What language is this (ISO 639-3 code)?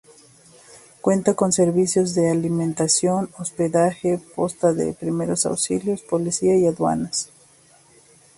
spa